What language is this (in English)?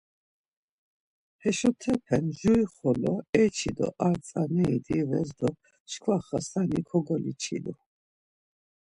Laz